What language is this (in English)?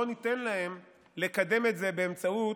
Hebrew